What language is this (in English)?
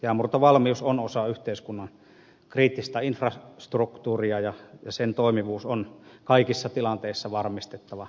Finnish